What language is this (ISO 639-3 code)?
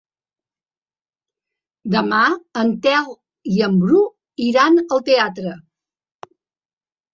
cat